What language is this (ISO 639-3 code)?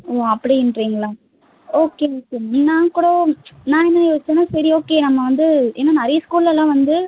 tam